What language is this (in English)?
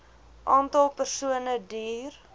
Afrikaans